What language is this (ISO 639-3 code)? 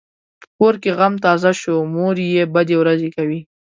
pus